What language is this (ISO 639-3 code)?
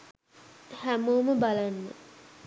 sin